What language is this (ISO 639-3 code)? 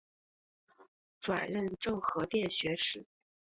zho